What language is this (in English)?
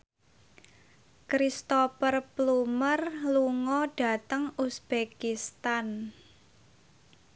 Javanese